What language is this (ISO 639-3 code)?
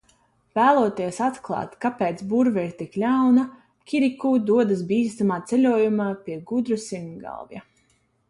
lav